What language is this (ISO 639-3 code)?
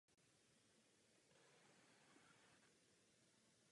ces